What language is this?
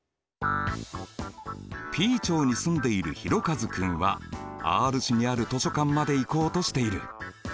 Japanese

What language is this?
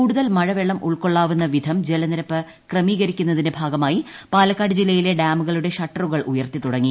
Malayalam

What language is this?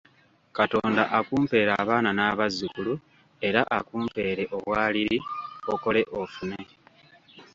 Ganda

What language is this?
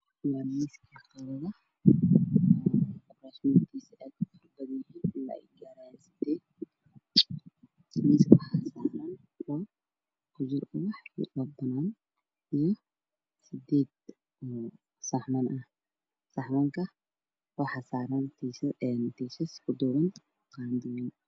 Somali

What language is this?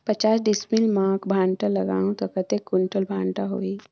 Chhattisgarhi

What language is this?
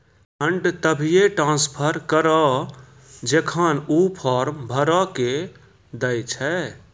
Maithili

